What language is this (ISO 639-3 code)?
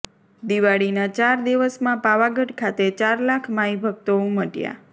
guj